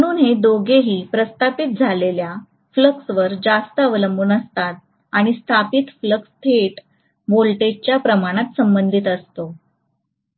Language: Marathi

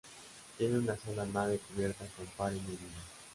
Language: Spanish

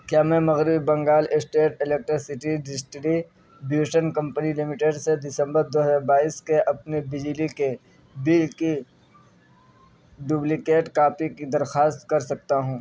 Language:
Urdu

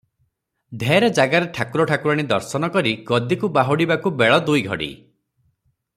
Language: Odia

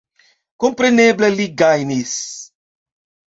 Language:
Esperanto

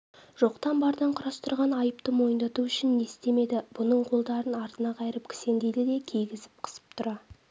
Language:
Kazakh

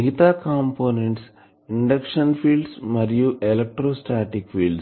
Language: Telugu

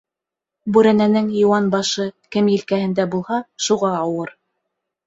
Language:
Bashkir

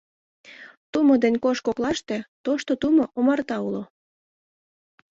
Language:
Mari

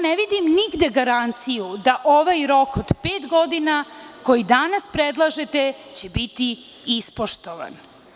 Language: Serbian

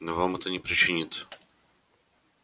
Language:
Russian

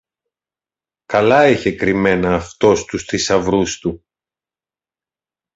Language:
Greek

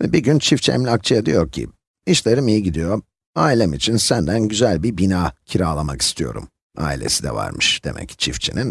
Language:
Turkish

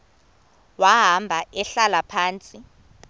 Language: Xhosa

